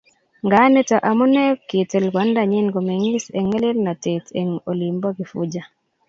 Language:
Kalenjin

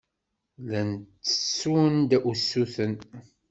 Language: Kabyle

